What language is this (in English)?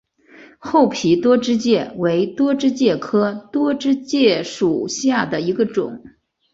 Chinese